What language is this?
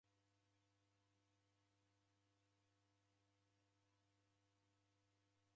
Taita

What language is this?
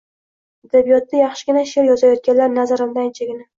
Uzbek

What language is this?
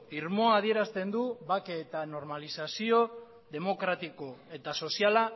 Basque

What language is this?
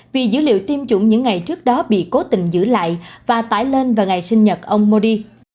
Vietnamese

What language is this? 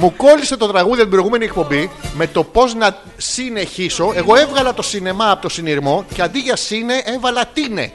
Greek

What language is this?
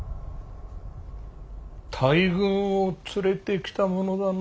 Japanese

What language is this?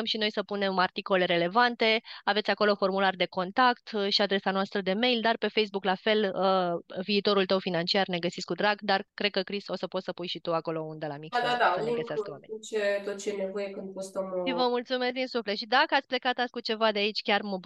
Romanian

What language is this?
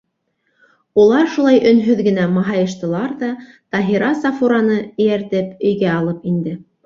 Bashkir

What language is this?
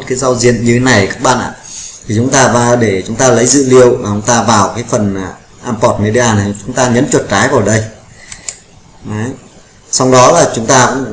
Vietnamese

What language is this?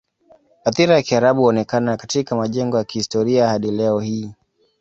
Swahili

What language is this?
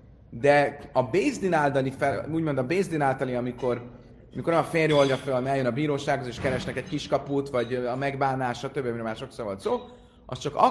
Hungarian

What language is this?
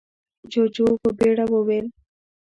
Pashto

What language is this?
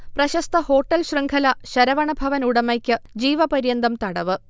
Malayalam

